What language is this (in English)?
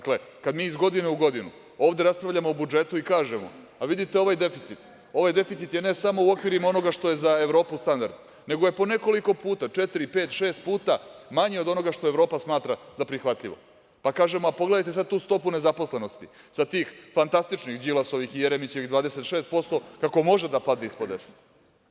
Serbian